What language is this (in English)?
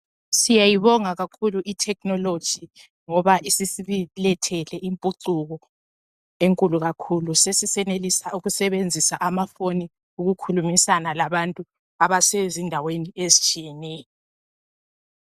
North Ndebele